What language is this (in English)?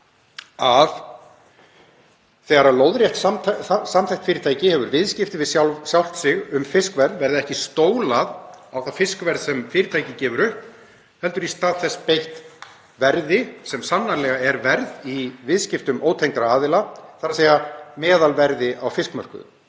Icelandic